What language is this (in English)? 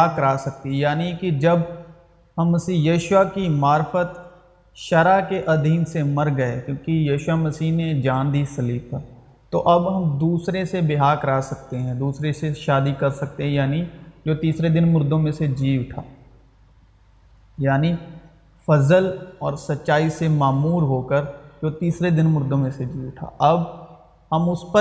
Urdu